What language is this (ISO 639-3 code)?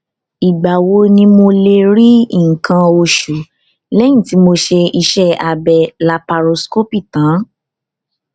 yor